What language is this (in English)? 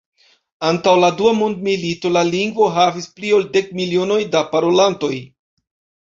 Esperanto